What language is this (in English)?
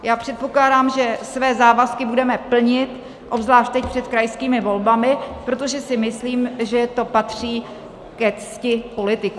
Czech